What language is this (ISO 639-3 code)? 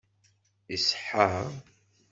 kab